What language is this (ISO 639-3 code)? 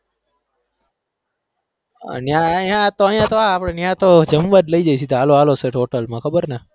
guj